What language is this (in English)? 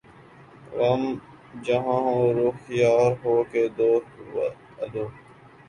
Urdu